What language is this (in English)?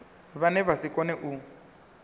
Venda